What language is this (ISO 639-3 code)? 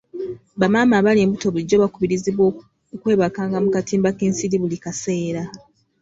lug